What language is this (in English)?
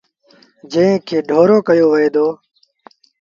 Sindhi Bhil